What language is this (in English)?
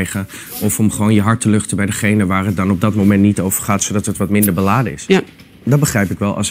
Dutch